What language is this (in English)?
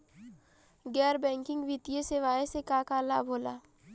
Bhojpuri